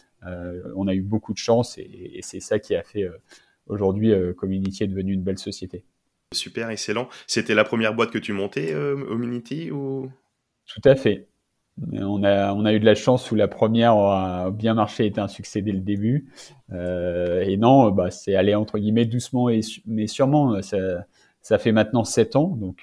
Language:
French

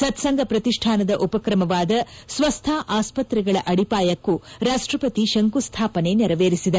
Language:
Kannada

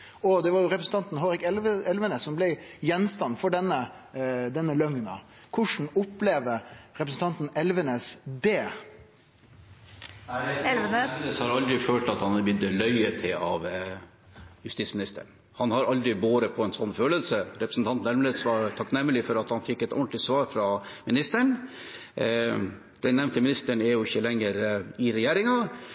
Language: Norwegian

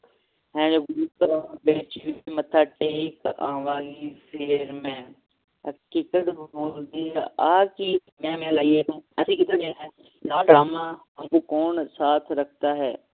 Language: Punjabi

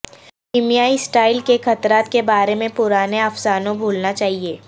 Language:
Urdu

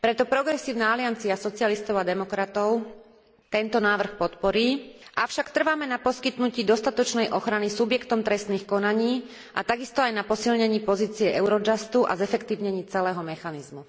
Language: Slovak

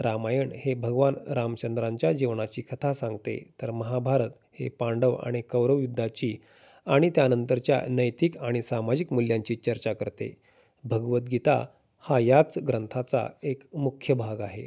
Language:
Marathi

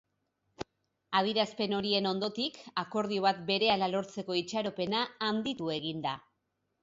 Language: Basque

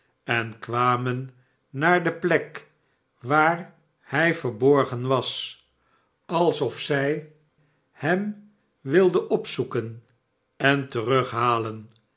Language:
Dutch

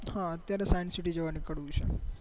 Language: Gujarati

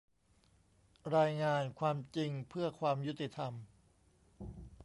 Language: Thai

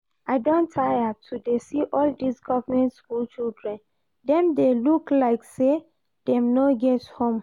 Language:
Nigerian Pidgin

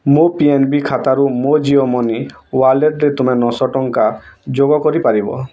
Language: Odia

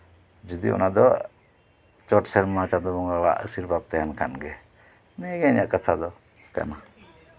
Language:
Santali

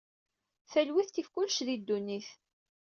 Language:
Kabyle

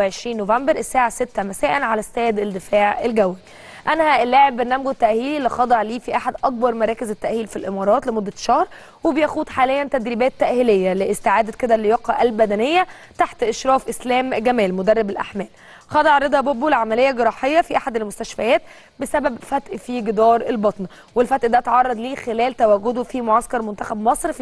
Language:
Arabic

